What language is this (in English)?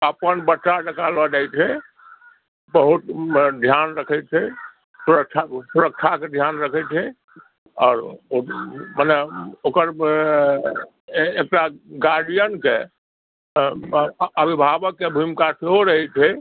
Maithili